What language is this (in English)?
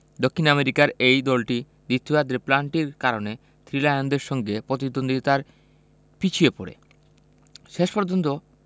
Bangla